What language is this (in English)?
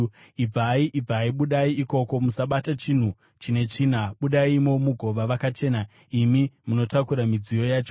Shona